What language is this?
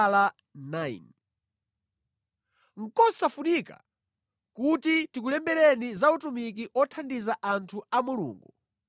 Nyanja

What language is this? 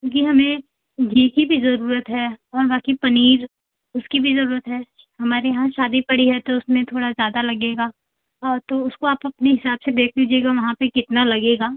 Hindi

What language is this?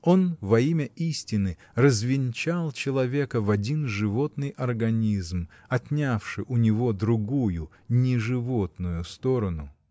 Russian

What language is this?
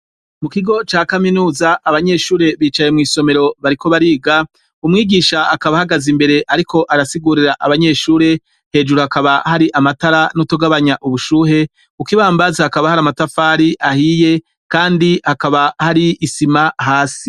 Rundi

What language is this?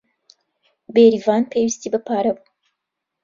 Central Kurdish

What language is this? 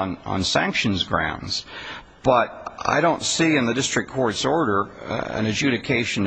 English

